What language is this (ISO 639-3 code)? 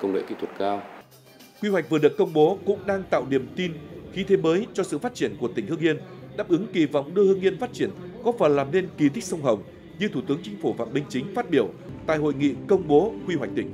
vie